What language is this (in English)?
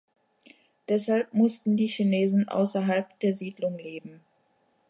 German